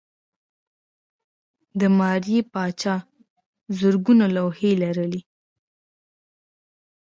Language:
Pashto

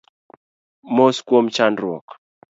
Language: Luo (Kenya and Tanzania)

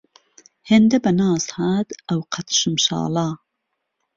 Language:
Central Kurdish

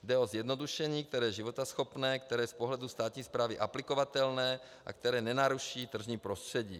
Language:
Czech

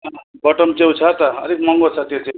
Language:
Nepali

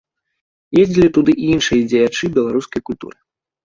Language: Belarusian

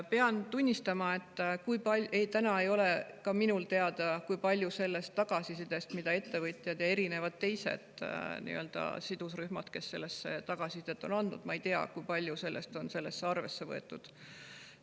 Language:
Estonian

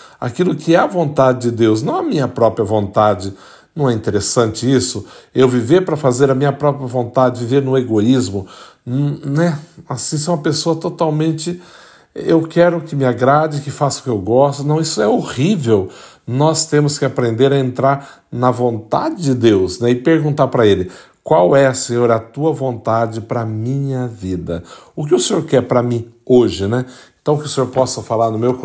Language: Portuguese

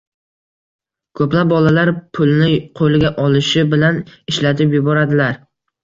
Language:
Uzbek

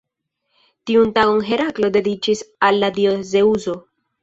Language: Esperanto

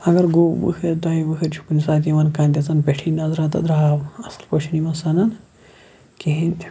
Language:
Kashmiri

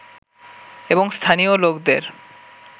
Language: Bangla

